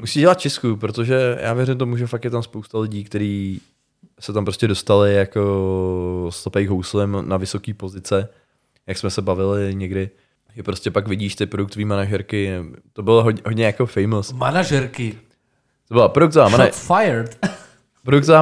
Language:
Czech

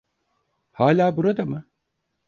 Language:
Turkish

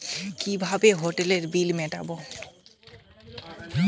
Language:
Bangla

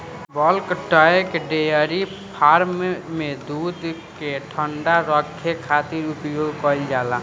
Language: Bhojpuri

